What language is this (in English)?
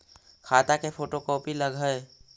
Magahi